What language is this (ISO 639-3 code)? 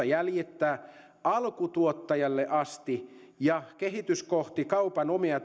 fin